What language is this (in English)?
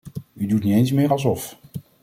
Dutch